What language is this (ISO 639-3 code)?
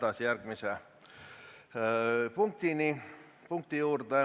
est